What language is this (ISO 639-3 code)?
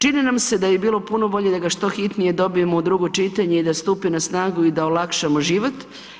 hrv